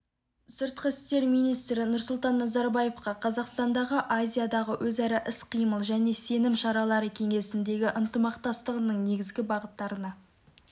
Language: Kazakh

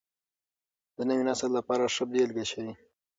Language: Pashto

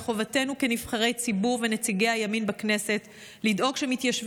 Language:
Hebrew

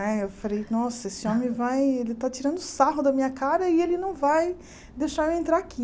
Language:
Portuguese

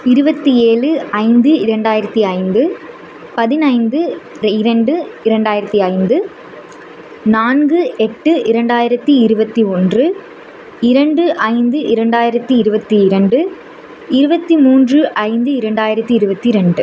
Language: Tamil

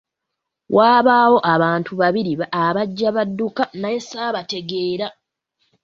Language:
Ganda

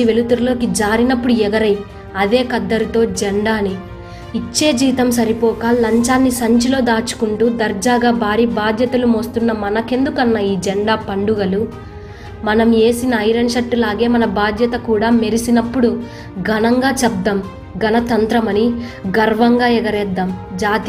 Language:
Telugu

